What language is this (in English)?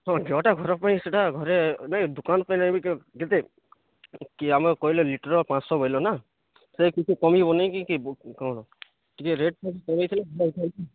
Odia